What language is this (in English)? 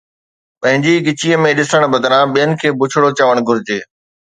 Sindhi